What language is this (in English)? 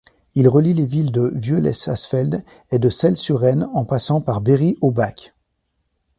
French